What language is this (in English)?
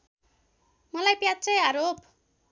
Nepali